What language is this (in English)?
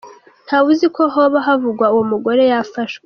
Kinyarwanda